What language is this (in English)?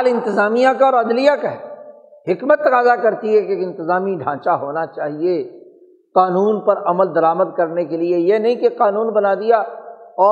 Urdu